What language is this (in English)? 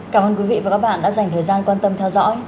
Vietnamese